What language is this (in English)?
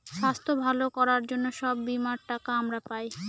Bangla